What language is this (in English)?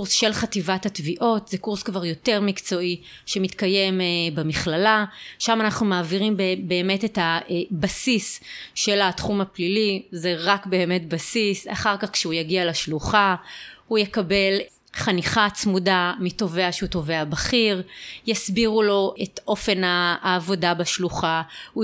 Hebrew